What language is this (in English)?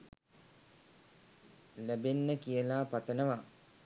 Sinhala